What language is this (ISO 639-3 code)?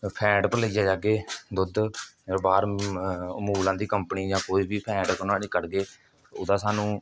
doi